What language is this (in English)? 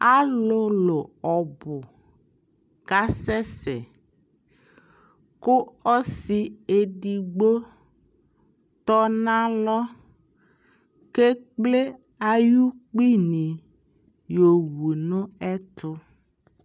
Ikposo